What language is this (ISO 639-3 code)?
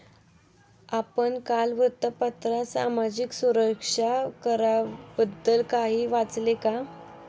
mar